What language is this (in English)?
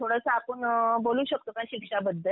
Marathi